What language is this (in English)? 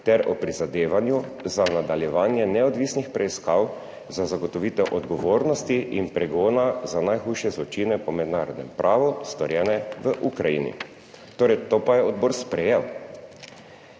Slovenian